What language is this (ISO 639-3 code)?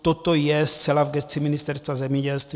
ces